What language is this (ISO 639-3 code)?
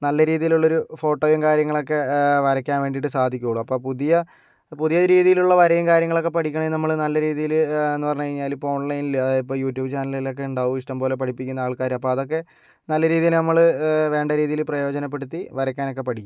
mal